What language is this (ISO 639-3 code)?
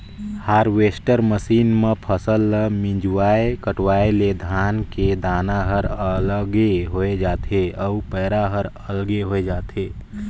hne